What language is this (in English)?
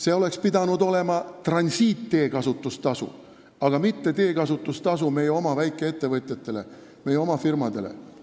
Estonian